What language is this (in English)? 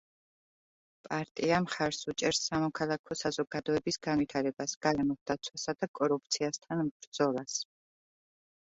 Georgian